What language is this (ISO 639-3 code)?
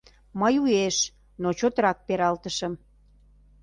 chm